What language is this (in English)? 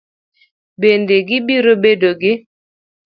Luo (Kenya and Tanzania)